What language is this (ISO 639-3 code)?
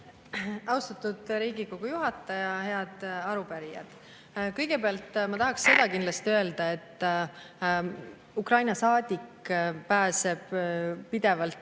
est